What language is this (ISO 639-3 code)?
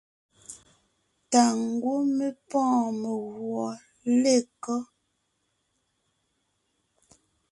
nnh